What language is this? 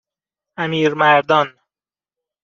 Persian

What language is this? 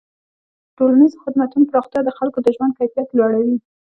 Pashto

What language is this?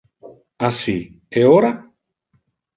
Interlingua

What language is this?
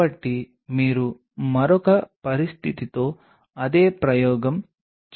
Telugu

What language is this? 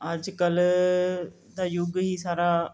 Punjabi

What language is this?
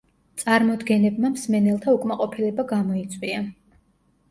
Georgian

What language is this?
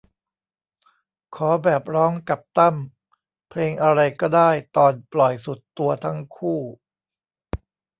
Thai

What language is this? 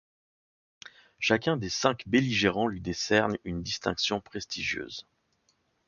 French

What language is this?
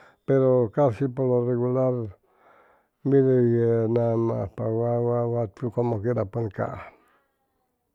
Chimalapa Zoque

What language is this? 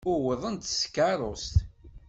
Kabyle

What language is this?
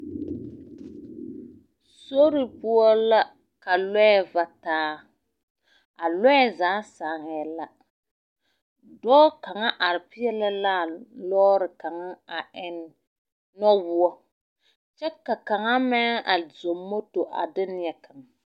Southern Dagaare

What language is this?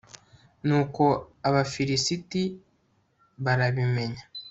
Kinyarwanda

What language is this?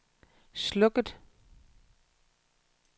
Danish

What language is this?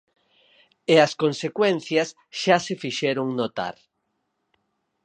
Galician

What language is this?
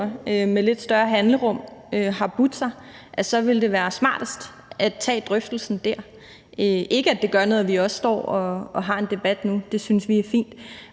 Danish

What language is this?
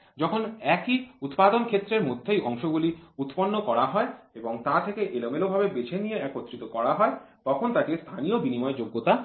Bangla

